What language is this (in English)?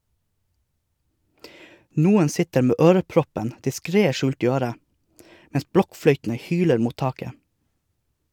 Norwegian